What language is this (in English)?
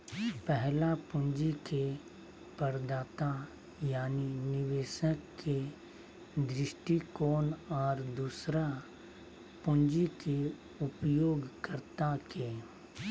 Magahi